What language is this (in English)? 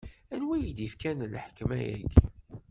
Kabyle